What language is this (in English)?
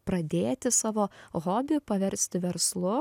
Lithuanian